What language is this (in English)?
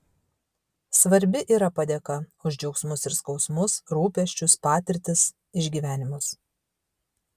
Lithuanian